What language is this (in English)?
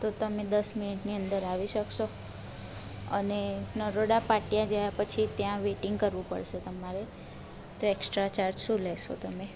Gujarati